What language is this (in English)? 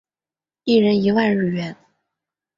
Chinese